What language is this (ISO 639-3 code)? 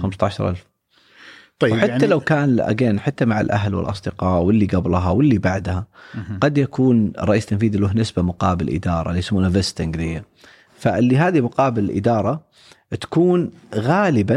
ara